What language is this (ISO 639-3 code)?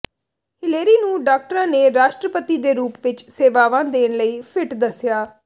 pan